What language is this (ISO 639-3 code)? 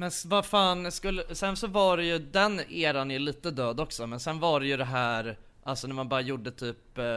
swe